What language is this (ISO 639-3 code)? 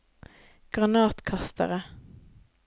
nor